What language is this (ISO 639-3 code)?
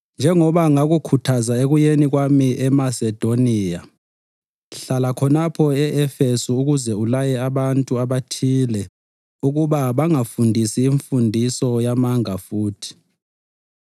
nde